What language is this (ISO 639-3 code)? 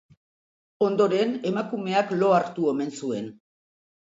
eus